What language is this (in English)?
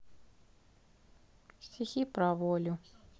Russian